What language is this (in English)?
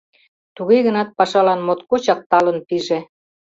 Mari